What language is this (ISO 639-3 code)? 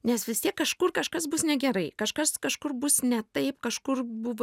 lit